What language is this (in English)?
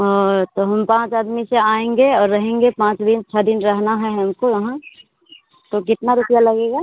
Hindi